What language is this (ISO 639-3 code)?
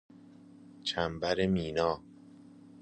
fas